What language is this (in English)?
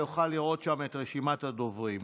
Hebrew